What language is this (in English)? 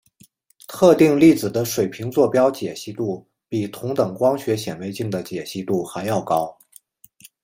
Chinese